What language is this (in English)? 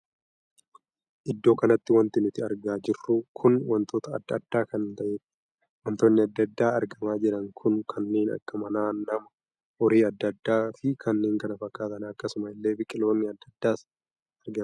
Oromo